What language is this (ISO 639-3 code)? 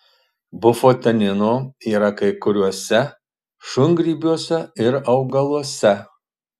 lit